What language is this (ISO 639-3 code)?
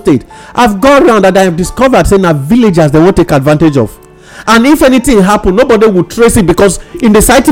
eng